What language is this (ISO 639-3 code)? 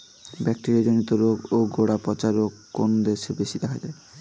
ben